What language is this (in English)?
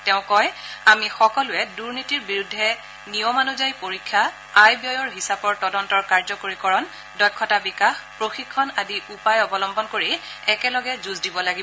Assamese